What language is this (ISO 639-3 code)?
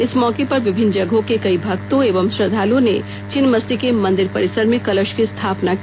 hin